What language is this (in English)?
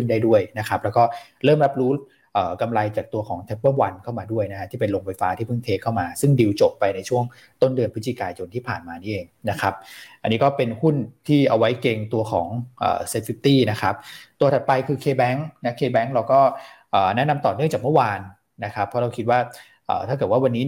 Thai